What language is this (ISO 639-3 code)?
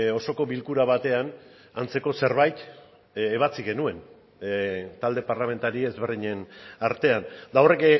eus